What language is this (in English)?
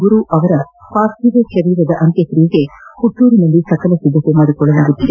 Kannada